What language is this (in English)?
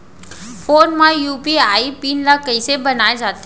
Chhattisgarhi